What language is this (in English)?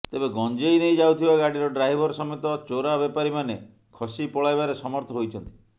Odia